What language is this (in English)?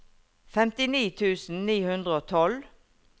Norwegian